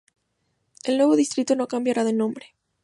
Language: Spanish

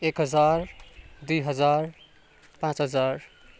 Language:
Nepali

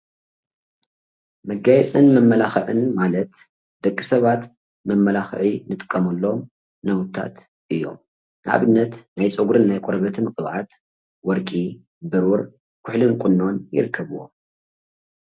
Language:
Tigrinya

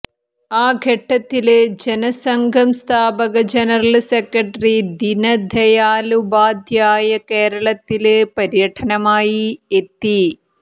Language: Malayalam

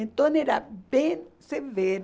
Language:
Portuguese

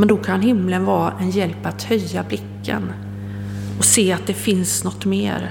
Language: Swedish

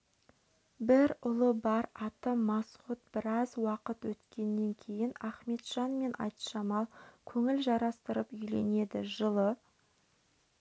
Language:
Kazakh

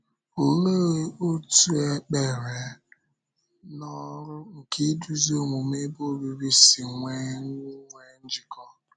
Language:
Igbo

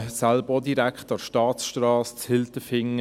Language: Swiss German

